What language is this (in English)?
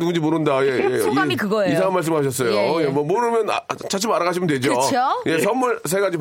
Korean